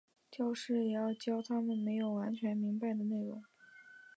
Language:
Chinese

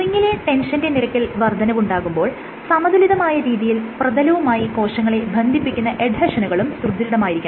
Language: Malayalam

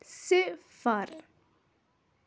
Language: Kashmiri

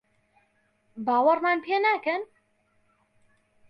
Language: Central Kurdish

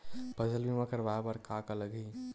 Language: Chhattisgarhi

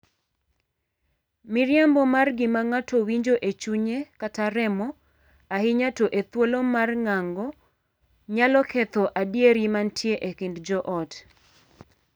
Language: Luo (Kenya and Tanzania)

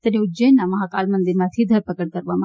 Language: Gujarati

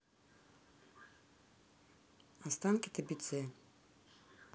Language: Russian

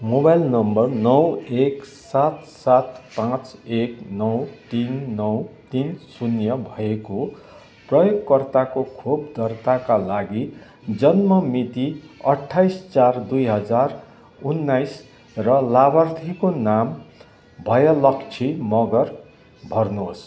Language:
Nepali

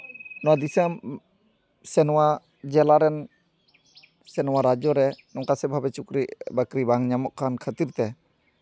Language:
Santali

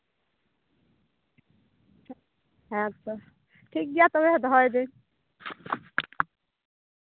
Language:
Santali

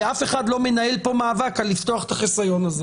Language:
Hebrew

